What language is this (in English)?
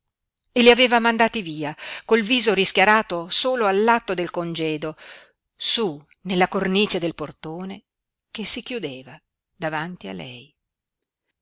Italian